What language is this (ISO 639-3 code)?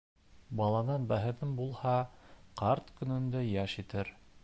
bak